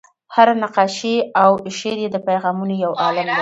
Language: Pashto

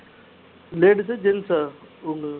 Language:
Tamil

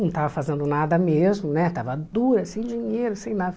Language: Portuguese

